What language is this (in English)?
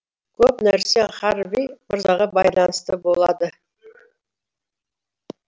Kazakh